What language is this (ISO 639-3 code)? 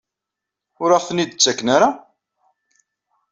kab